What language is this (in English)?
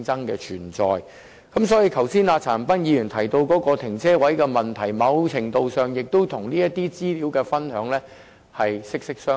Cantonese